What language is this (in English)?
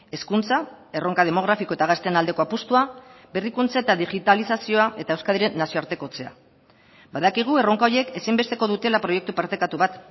Basque